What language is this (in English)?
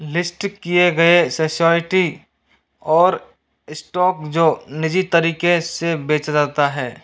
Hindi